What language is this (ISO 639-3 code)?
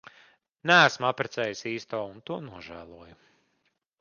lav